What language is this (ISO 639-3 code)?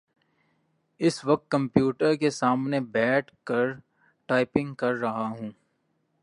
urd